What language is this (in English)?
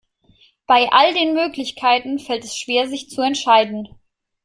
German